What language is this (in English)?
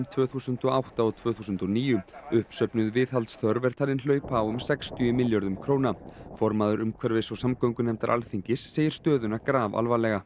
Icelandic